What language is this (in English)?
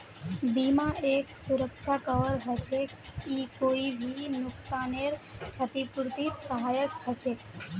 Magahi